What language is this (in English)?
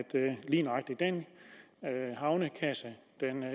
Danish